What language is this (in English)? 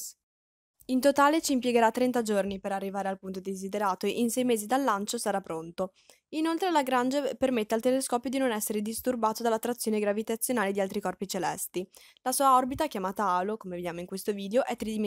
Italian